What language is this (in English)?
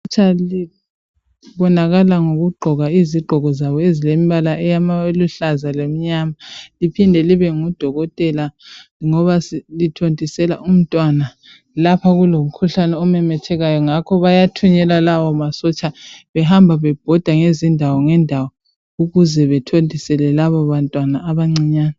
North Ndebele